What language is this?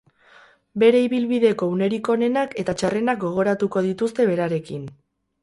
Basque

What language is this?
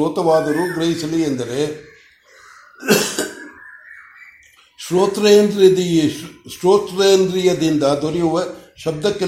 Kannada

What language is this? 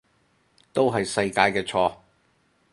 Cantonese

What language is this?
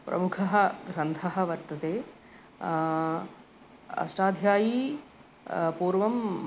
Sanskrit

